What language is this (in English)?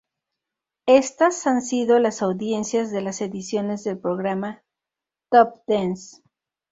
Spanish